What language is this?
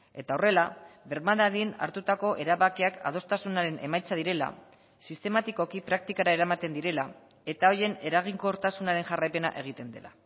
Basque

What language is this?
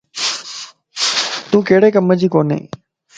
Lasi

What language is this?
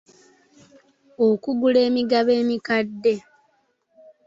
Ganda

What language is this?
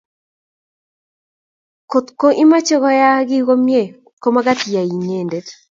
Kalenjin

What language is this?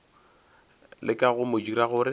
Northern Sotho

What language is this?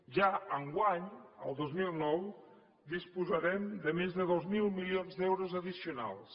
Catalan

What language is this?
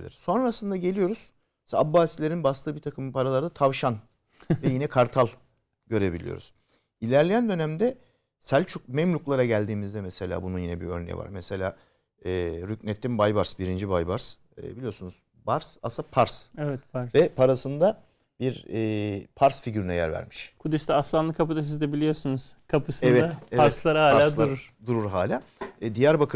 Turkish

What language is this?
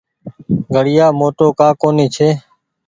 Goaria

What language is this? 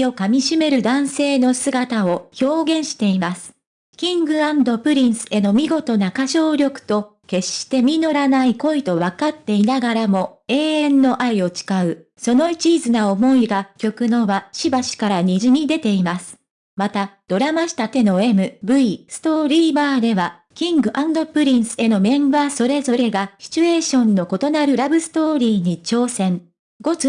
Japanese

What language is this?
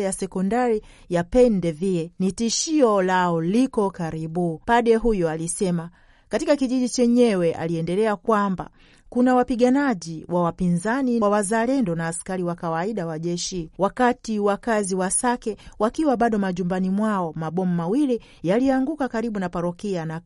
Swahili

